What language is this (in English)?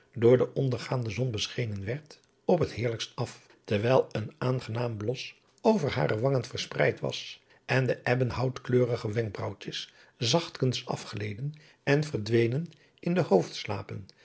Dutch